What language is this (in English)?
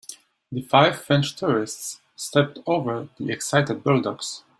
English